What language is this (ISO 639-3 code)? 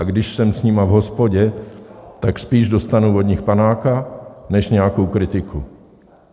ces